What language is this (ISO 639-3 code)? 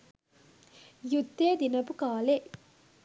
sin